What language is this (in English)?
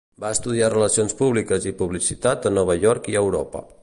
Catalan